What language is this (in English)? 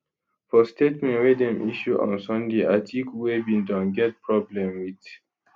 Nigerian Pidgin